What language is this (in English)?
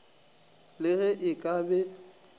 Northern Sotho